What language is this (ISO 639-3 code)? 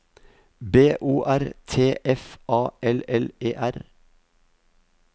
nor